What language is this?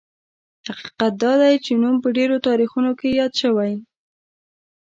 Pashto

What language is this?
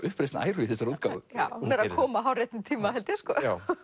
Icelandic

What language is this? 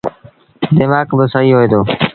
Sindhi Bhil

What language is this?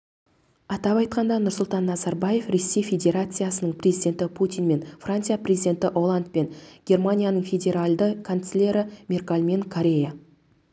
Kazakh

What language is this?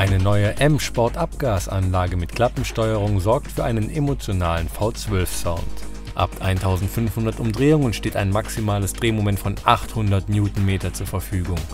German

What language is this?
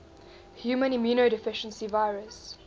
English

